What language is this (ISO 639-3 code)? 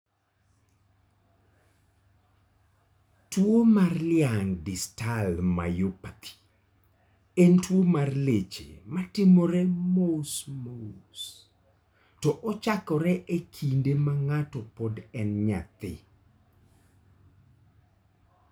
luo